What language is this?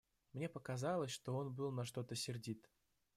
Russian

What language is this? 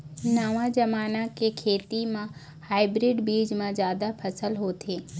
Chhattisgarhi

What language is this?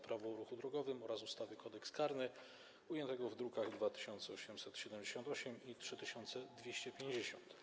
Polish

